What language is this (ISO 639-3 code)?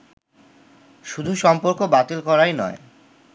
ben